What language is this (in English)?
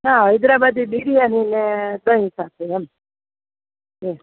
Gujarati